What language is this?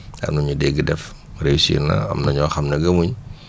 Wolof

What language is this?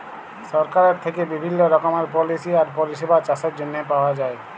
Bangla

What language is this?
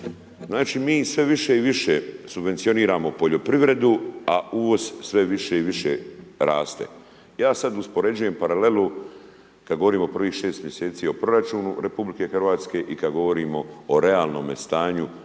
Croatian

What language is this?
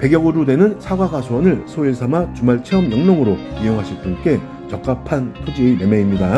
Korean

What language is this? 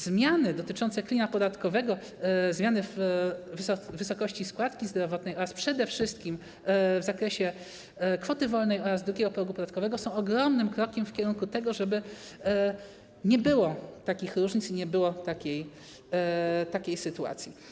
Polish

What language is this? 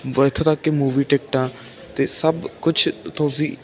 Punjabi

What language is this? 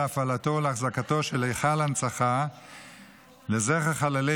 Hebrew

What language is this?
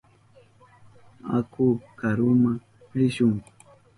Southern Pastaza Quechua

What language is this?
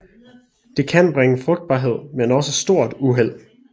Danish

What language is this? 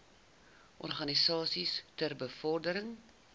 Afrikaans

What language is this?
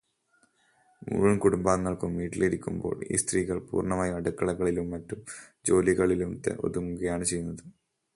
Malayalam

